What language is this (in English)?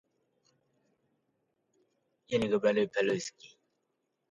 Russian